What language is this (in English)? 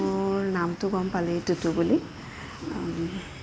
Assamese